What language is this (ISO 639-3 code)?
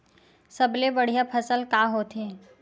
hne